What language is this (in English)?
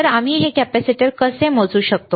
Marathi